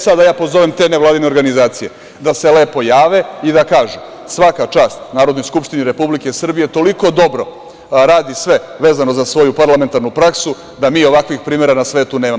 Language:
Serbian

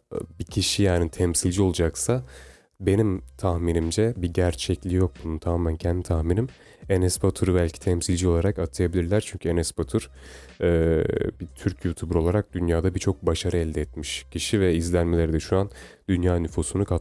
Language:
Turkish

